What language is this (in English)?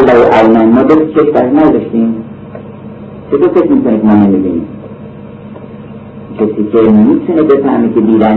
Persian